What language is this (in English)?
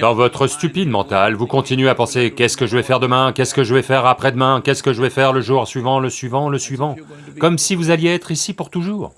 French